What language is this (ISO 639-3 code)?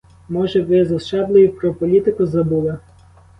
ukr